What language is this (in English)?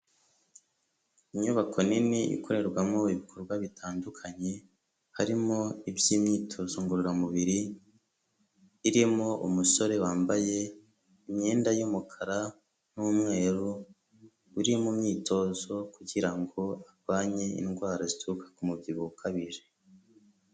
Kinyarwanda